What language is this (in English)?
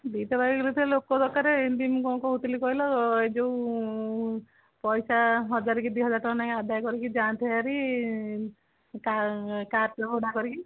Odia